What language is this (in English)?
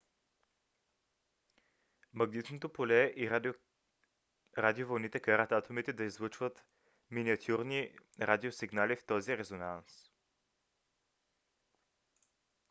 Bulgarian